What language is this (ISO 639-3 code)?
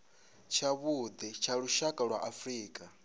ven